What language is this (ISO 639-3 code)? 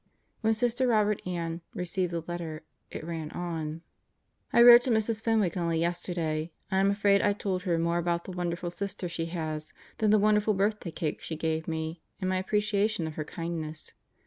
eng